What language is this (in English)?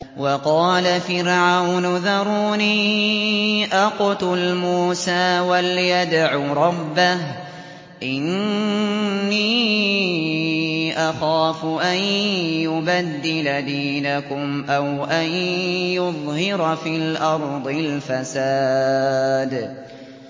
Arabic